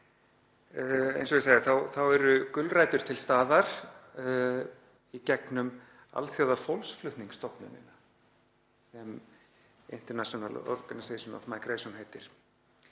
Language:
Icelandic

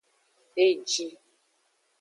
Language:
Aja (Benin)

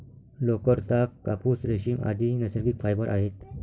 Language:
Marathi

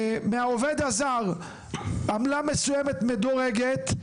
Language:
Hebrew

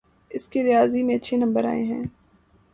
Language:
Urdu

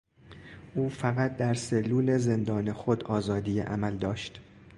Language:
Persian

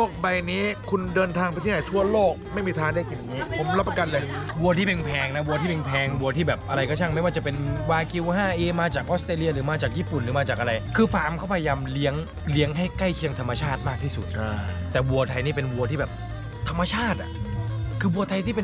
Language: Thai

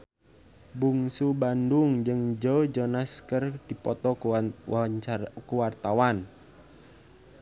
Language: Sundanese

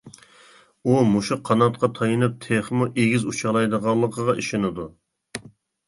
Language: Uyghur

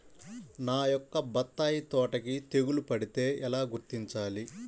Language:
Telugu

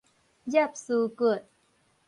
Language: Min Nan Chinese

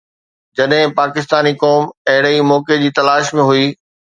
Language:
Sindhi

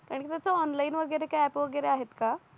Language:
Marathi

